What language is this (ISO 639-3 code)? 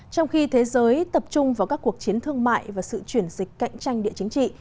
vie